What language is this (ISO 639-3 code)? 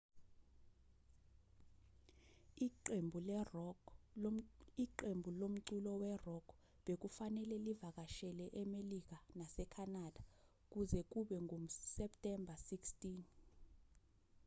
zul